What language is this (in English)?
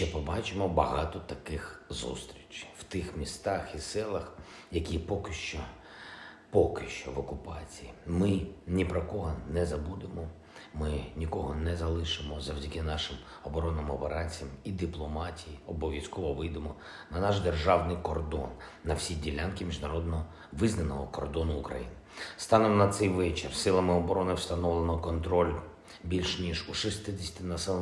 Ukrainian